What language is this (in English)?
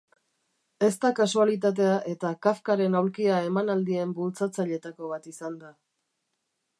Basque